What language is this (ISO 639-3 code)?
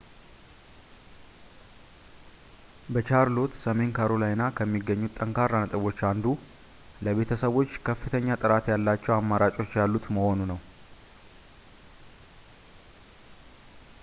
amh